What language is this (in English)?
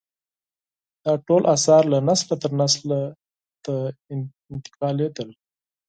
Pashto